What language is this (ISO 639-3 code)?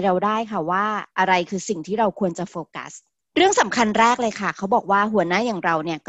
tha